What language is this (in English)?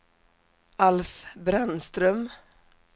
Swedish